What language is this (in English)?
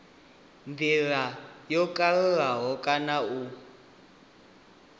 Venda